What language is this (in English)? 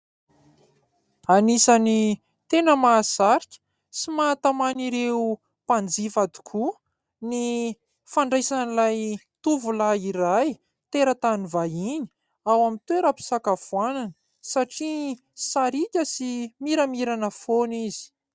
Malagasy